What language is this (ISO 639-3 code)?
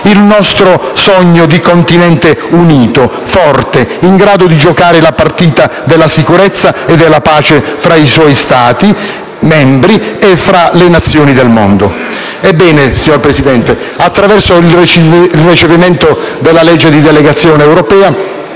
ita